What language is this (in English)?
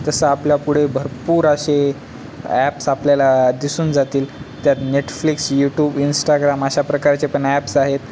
Marathi